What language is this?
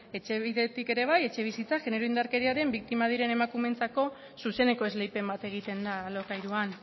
Basque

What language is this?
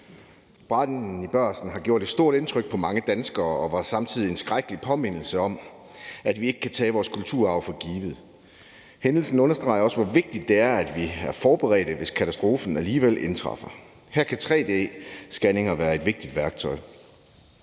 Danish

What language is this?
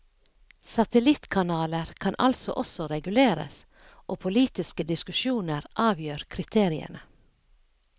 Norwegian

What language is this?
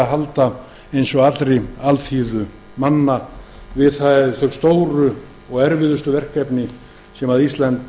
Icelandic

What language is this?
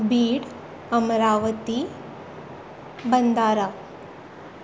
Konkani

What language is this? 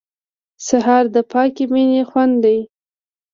Pashto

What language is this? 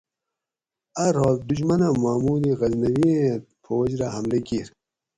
Gawri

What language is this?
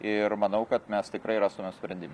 Lithuanian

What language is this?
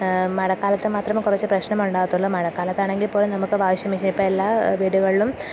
Malayalam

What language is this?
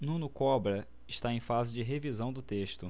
Portuguese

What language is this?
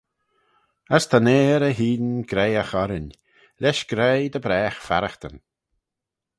Manx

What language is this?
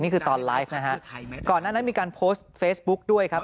Thai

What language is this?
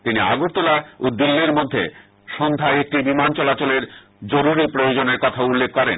Bangla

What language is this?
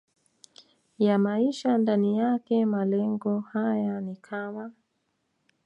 Swahili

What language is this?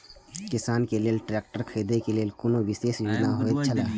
Maithili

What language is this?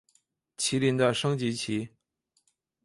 Chinese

